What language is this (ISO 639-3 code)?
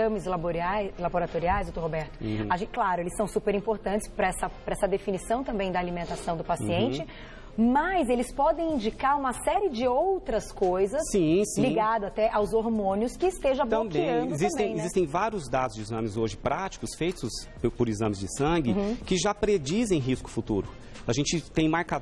por